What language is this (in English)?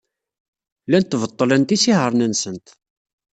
Kabyle